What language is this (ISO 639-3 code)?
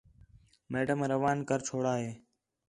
xhe